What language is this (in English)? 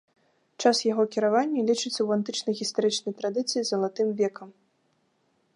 Belarusian